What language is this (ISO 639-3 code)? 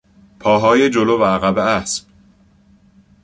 fas